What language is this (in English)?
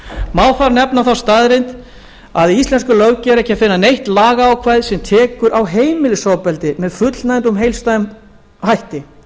Icelandic